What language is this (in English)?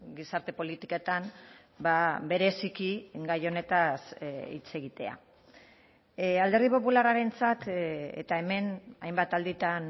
Basque